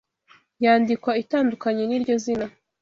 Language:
Kinyarwanda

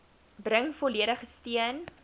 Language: Afrikaans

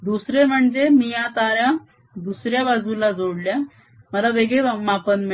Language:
Marathi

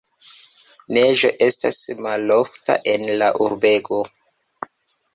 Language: Esperanto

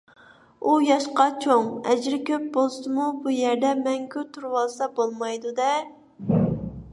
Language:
Uyghur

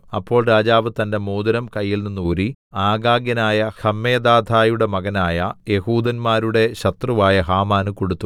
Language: Malayalam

